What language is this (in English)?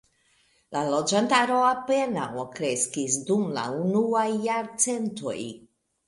Esperanto